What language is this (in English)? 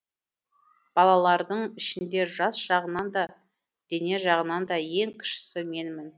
Kazakh